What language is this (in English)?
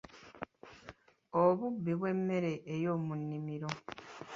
Ganda